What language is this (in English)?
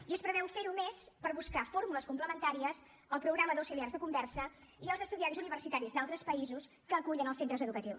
Catalan